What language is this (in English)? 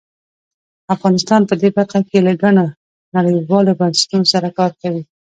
Pashto